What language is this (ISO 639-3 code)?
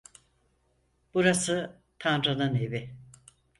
tur